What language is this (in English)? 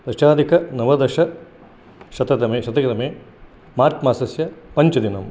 Sanskrit